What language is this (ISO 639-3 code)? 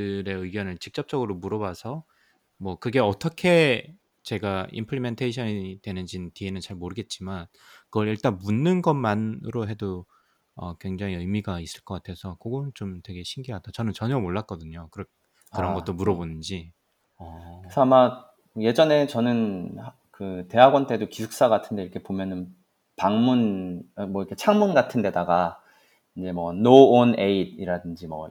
kor